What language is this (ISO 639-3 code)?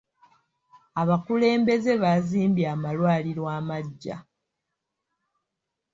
lug